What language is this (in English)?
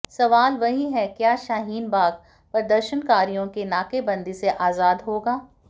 Hindi